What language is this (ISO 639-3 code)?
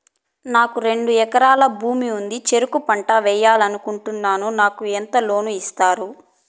tel